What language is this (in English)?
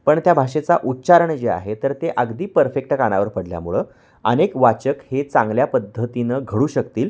Marathi